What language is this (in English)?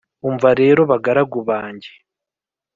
Kinyarwanda